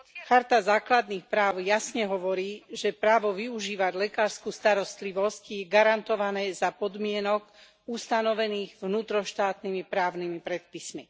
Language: Slovak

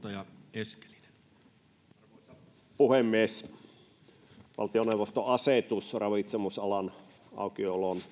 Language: Finnish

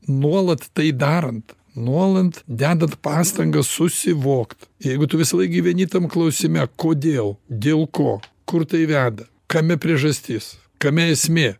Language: Lithuanian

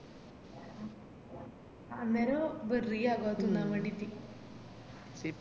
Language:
Malayalam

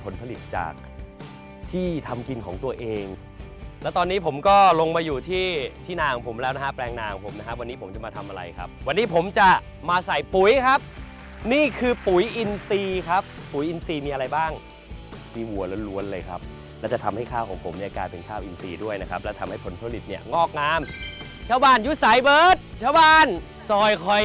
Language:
Thai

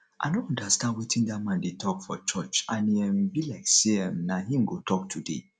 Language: Nigerian Pidgin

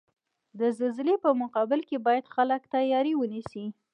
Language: Pashto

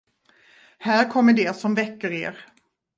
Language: Swedish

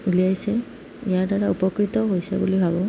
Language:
Assamese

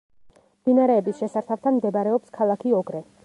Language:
Georgian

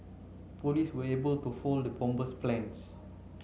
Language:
English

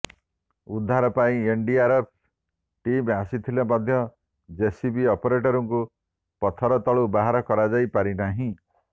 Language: Odia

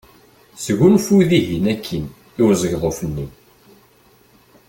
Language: Kabyle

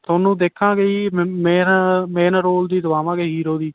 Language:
Punjabi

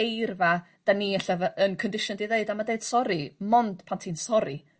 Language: Welsh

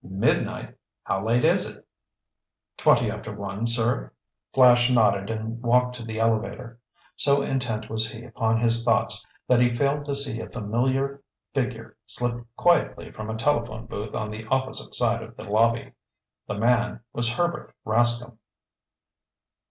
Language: English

